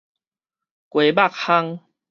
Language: Min Nan Chinese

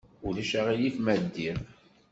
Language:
Kabyle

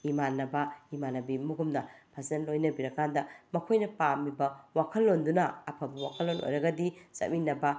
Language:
Manipuri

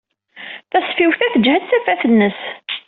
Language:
Kabyle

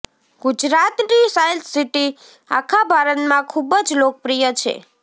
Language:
Gujarati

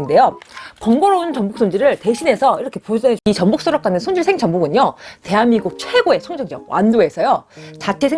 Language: Korean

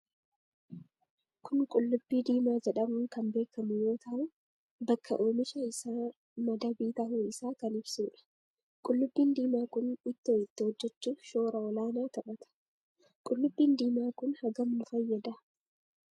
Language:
Oromo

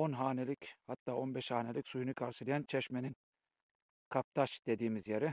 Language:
Turkish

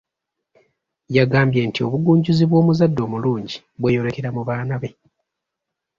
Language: Ganda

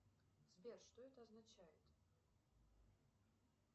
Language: Russian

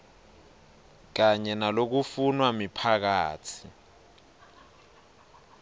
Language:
Swati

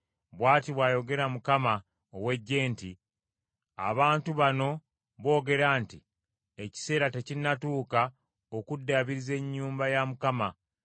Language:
Ganda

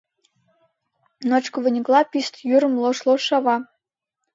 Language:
Mari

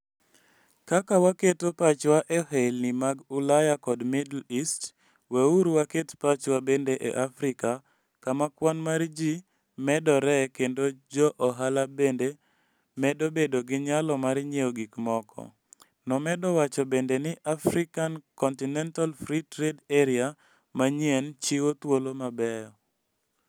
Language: Luo (Kenya and Tanzania)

